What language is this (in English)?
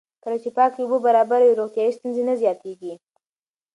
Pashto